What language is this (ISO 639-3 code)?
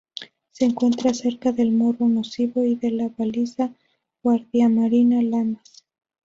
spa